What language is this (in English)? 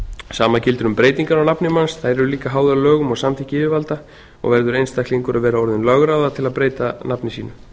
Icelandic